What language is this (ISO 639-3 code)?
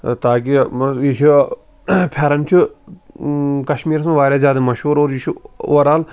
kas